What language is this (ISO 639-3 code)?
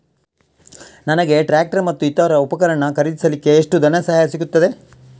kan